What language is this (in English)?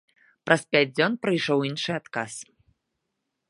Belarusian